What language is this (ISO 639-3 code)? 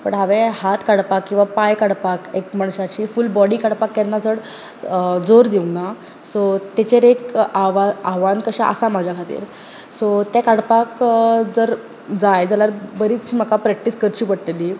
kok